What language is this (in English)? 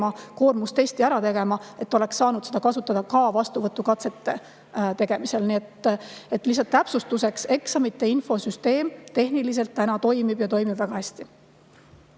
Estonian